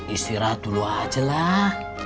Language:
Indonesian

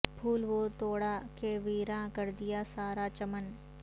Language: Urdu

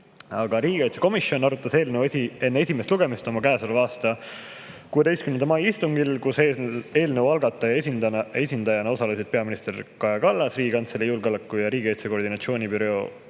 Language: Estonian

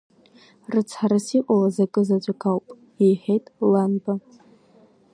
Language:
Abkhazian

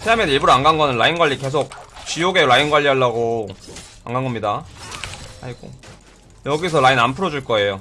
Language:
Korean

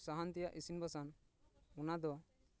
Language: Santali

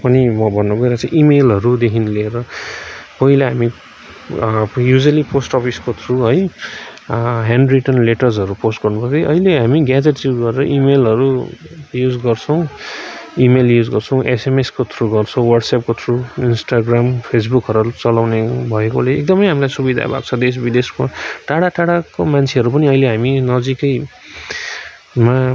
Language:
Nepali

